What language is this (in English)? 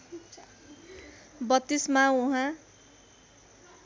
Nepali